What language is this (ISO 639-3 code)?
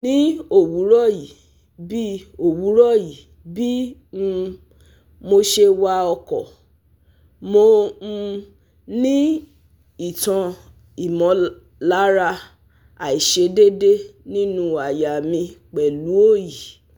yor